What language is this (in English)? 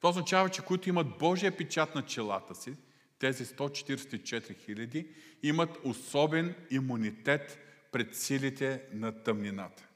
Bulgarian